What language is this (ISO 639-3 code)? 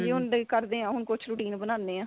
pan